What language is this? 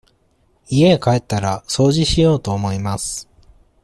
Japanese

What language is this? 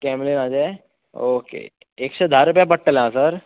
Konkani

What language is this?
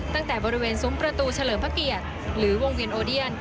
Thai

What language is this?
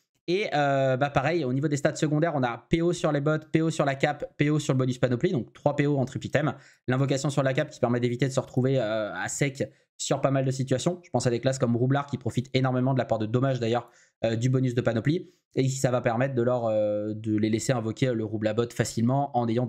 French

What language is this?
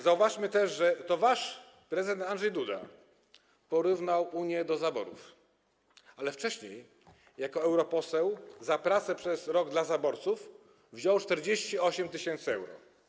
Polish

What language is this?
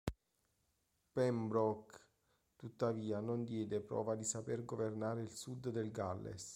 Italian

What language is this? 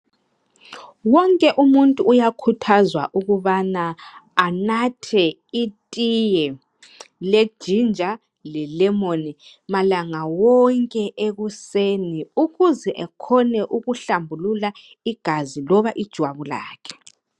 North Ndebele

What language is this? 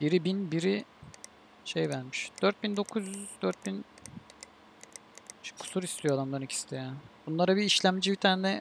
Turkish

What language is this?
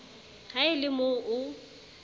Southern Sotho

